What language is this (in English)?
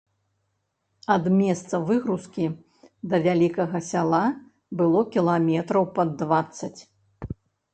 Belarusian